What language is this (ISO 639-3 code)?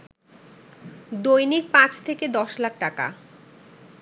ben